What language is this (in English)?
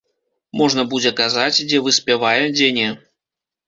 Belarusian